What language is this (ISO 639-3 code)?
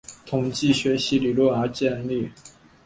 zho